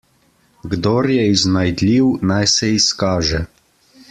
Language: Slovenian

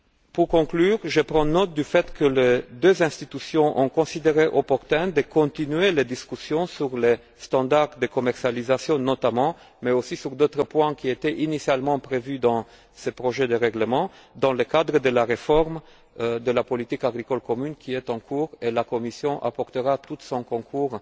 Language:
French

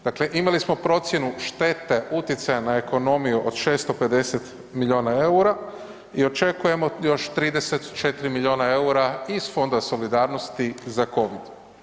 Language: Croatian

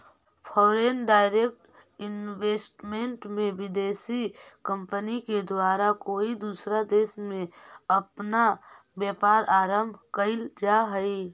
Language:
Magahi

